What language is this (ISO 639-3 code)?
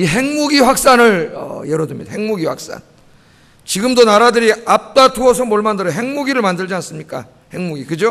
kor